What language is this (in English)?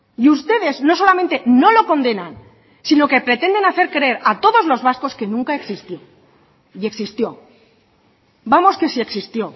Spanish